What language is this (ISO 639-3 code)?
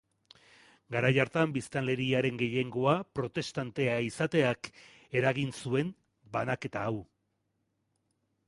eus